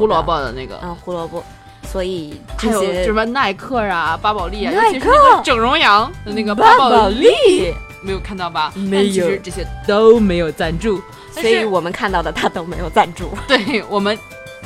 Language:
Chinese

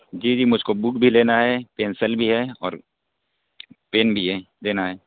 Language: Urdu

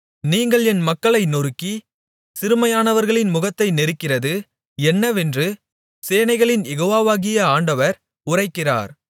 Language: Tamil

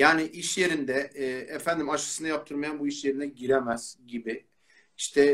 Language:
Turkish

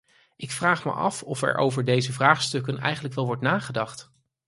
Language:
Dutch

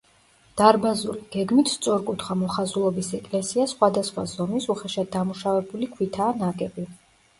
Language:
Georgian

